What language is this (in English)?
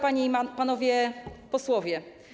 Polish